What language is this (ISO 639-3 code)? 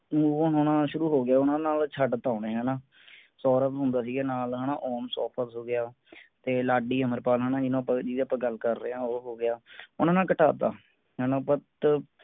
pan